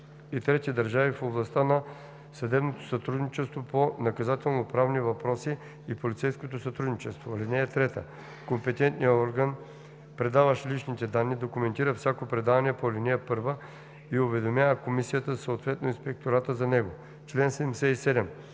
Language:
Bulgarian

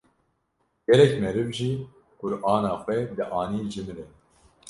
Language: Kurdish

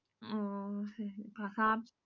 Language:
Tamil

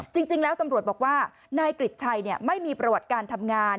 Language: Thai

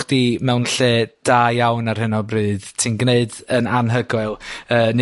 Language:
Welsh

